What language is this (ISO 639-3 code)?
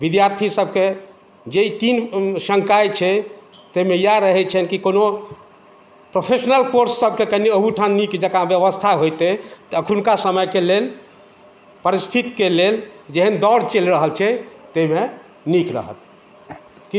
mai